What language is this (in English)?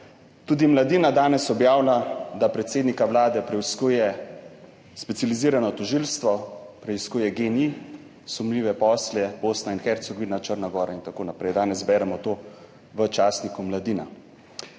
Slovenian